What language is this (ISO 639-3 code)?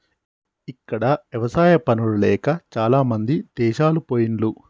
tel